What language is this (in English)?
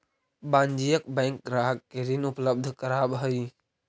Magahi